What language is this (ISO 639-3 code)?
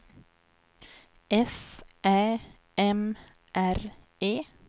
swe